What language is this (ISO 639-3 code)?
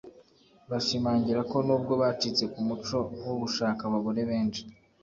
kin